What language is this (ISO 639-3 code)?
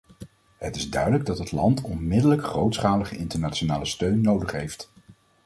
nld